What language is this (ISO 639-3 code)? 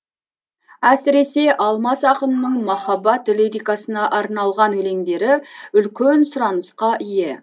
kaz